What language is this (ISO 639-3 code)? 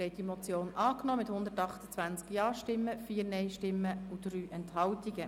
gsw